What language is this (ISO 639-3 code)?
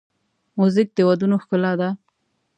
pus